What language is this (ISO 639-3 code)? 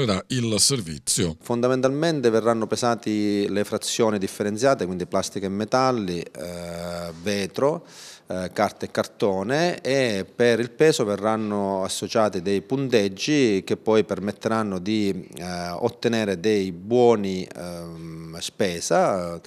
ita